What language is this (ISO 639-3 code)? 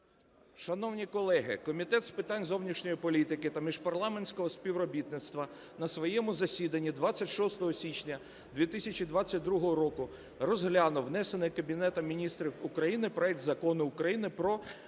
ukr